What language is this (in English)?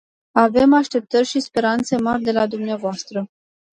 Romanian